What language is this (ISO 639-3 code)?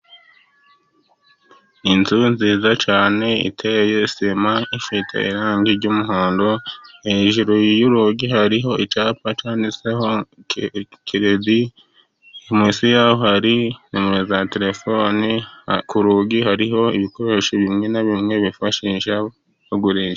kin